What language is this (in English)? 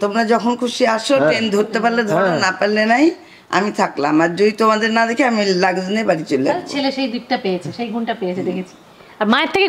Bangla